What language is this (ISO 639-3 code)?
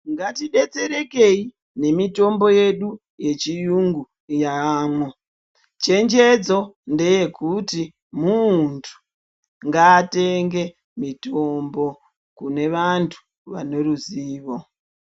ndc